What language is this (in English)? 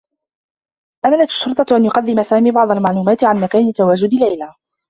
Arabic